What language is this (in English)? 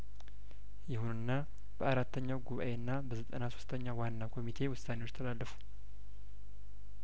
Amharic